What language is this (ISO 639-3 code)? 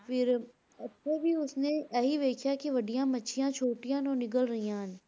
pan